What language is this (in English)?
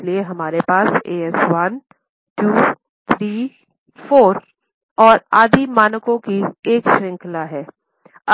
Hindi